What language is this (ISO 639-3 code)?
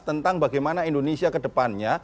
ind